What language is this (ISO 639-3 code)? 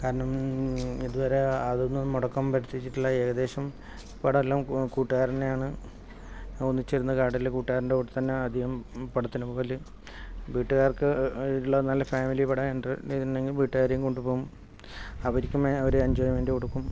mal